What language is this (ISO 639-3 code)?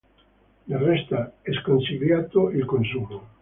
ita